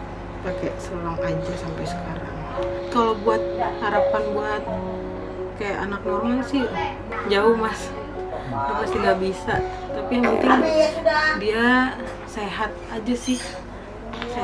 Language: Indonesian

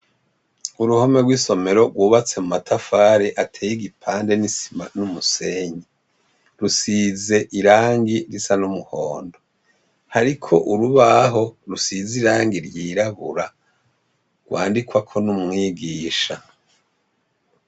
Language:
Rundi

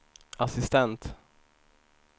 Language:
Swedish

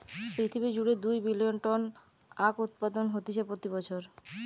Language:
Bangla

